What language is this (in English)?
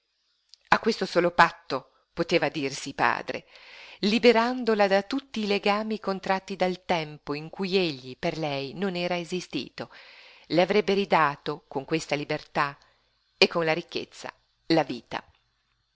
Italian